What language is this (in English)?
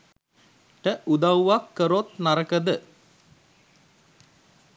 Sinhala